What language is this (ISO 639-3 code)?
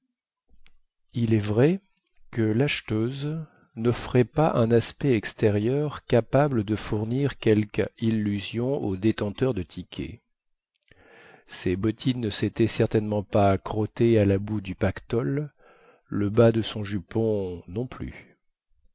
fra